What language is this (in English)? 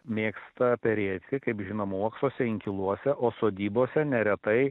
Lithuanian